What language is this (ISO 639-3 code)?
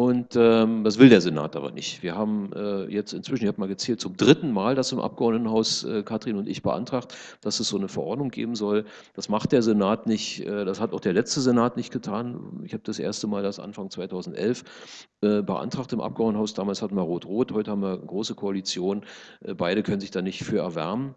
deu